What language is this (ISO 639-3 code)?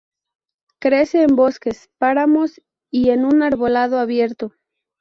spa